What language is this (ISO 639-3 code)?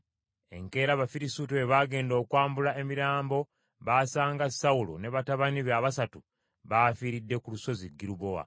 lug